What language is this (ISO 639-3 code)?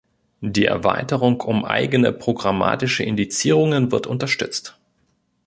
deu